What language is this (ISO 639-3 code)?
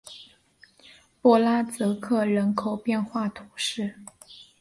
zho